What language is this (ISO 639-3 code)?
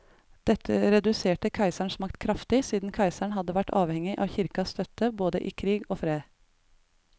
nor